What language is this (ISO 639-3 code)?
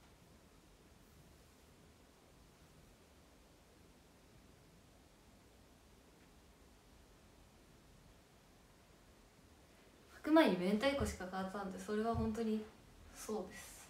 jpn